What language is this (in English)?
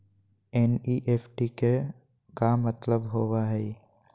Magahi